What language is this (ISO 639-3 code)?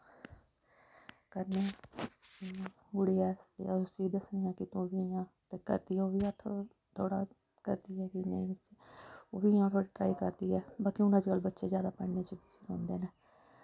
doi